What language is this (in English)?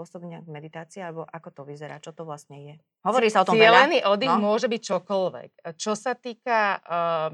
Slovak